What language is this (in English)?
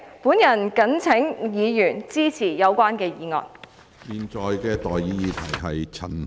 Cantonese